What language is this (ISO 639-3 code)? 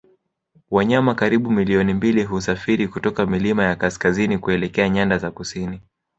swa